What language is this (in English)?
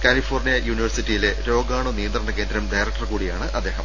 Malayalam